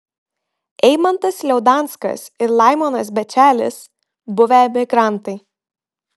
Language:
Lithuanian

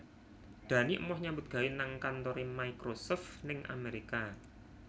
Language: Javanese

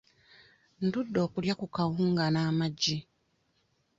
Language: Ganda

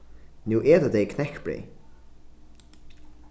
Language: Faroese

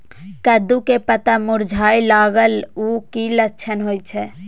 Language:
Maithili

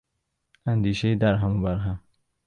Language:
Persian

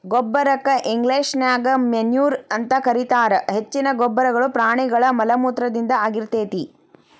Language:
Kannada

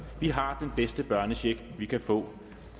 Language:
Danish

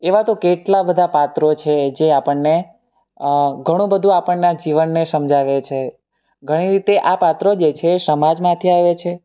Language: Gujarati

